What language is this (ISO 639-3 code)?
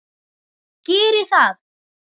isl